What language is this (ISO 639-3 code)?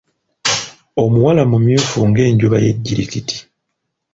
lug